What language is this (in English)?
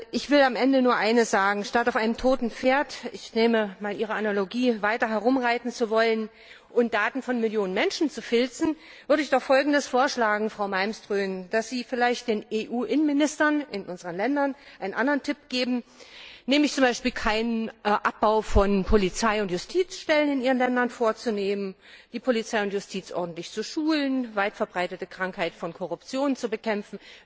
German